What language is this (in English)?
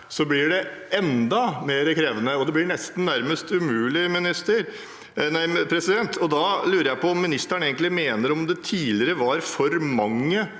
Norwegian